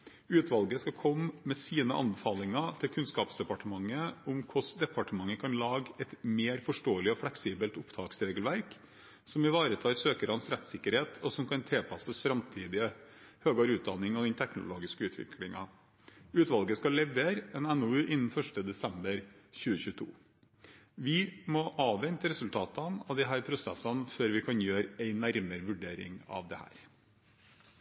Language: Norwegian Bokmål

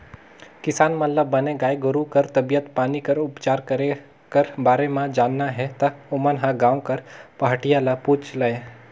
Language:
Chhattisgarhi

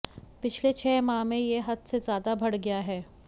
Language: Hindi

